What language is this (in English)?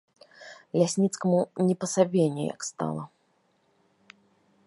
Belarusian